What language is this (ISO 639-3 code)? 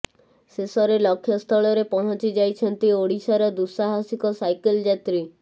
ori